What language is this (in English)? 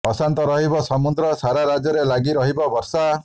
Odia